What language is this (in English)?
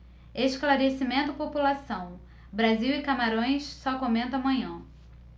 Portuguese